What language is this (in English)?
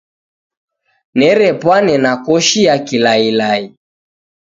Taita